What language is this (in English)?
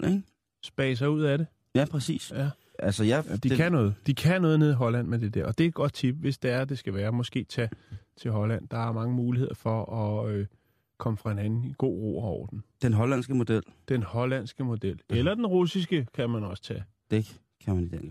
Danish